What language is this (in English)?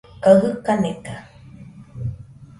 Nüpode Huitoto